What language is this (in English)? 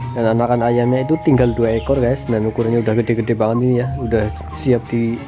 Indonesian